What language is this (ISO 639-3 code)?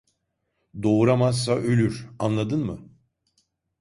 tur